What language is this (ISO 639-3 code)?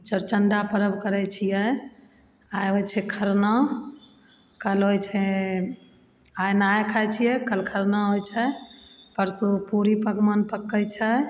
mai